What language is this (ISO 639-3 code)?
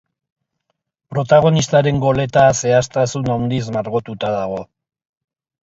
eus